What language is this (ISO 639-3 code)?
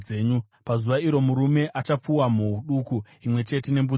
sna